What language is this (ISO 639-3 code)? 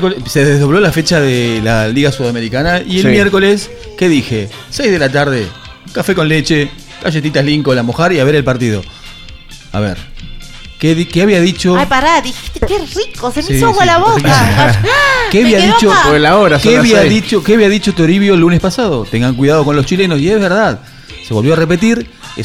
spa